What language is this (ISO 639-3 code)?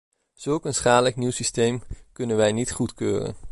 nld